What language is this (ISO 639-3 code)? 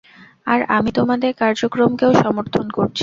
ben